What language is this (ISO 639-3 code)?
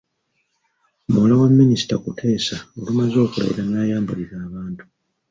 lug